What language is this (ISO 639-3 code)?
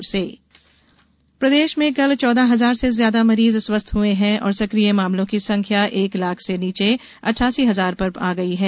hin